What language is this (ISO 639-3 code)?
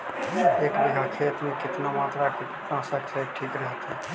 mag